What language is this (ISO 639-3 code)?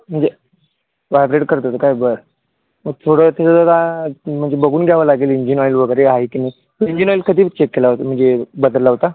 mar